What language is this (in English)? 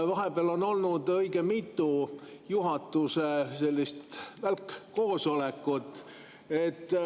Estonian